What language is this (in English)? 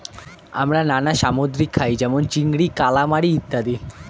Bangla